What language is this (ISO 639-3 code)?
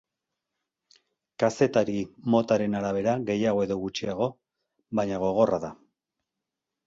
eus